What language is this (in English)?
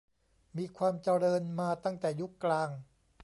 Thai